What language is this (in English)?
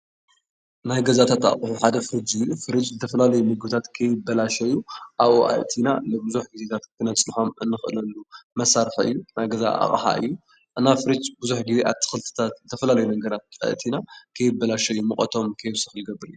Tigrinya